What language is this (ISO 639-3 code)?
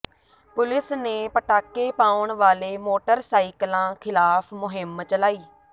pan